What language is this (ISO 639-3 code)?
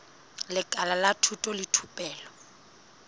sot